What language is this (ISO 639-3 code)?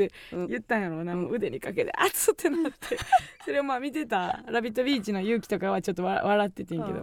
jpn